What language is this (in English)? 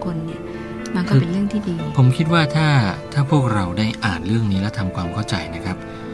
Thai